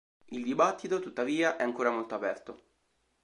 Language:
Italian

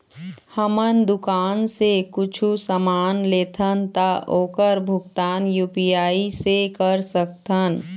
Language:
Chhattisgarhi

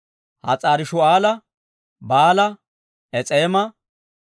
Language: Dawro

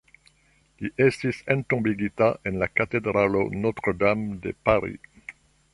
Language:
Esperanto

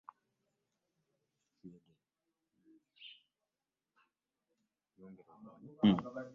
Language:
Ganda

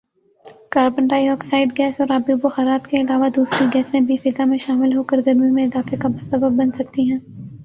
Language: Urdu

